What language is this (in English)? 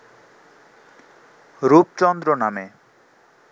Bangla